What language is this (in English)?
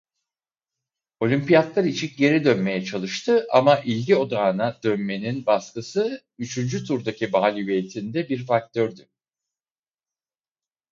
Turkish